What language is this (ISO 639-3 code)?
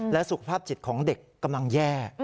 tha